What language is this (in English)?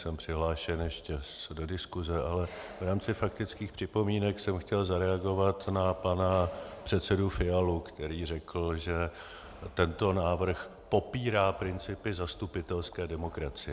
Czech